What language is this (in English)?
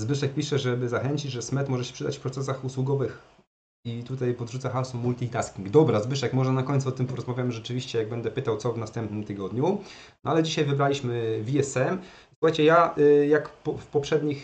Polish